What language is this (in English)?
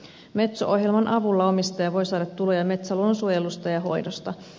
Finnish